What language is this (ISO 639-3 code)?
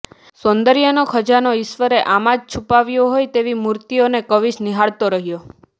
guj